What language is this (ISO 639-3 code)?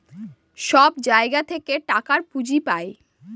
ben